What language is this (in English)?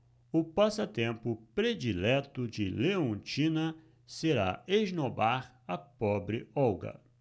Portuguese